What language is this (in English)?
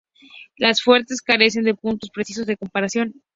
Spanish